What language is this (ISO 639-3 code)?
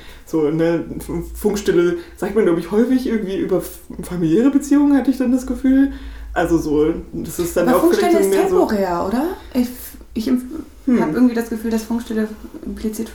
deu